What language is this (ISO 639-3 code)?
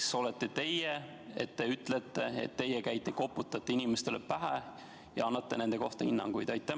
est